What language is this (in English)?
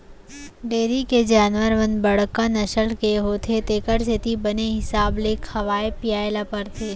Chhattisgarhi